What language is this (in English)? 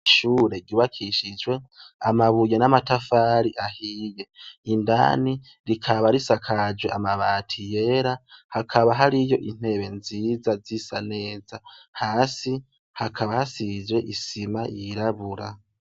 Rundi